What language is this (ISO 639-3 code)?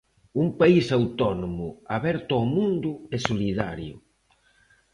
glg